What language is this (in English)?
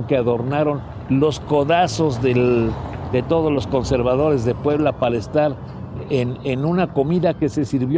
Spanish